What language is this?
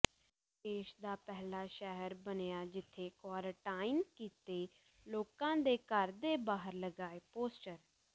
Punjabi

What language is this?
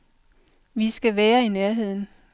Danish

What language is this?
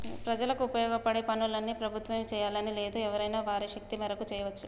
Telugu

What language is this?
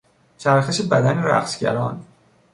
Persian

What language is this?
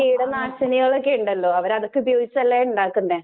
Malayalam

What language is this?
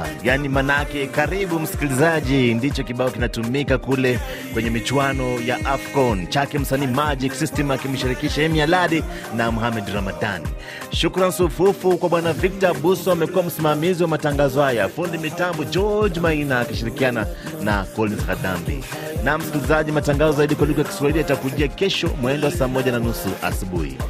Swahili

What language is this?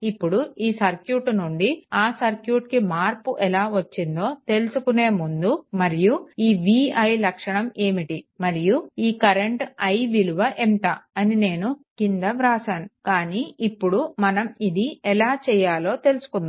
Telugu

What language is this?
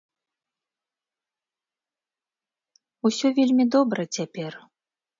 Belarusian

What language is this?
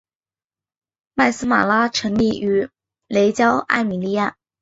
Chinese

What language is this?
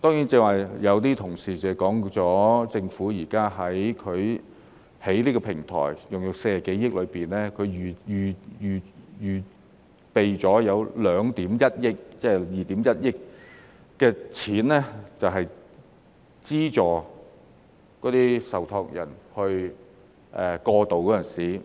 Cantonese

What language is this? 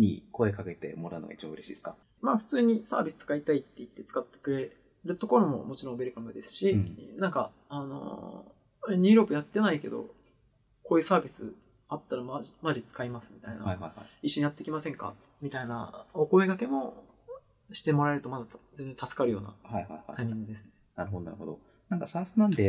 Japanese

